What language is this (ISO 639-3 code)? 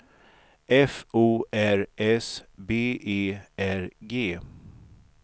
swe